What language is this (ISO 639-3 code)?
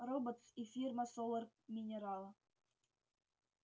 rus